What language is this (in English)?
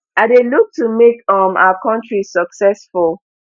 Nigerian Pidgin